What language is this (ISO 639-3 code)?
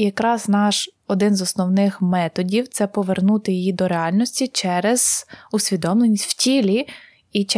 ukr